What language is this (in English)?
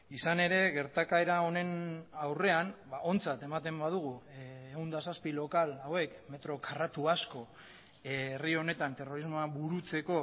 Basque